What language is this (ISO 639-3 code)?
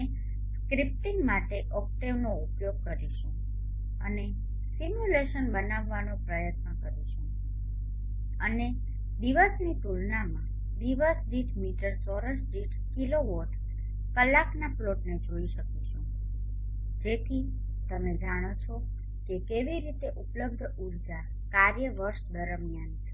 guj